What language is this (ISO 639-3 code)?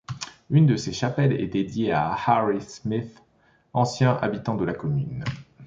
fra